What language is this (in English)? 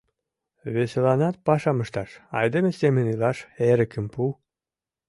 Mari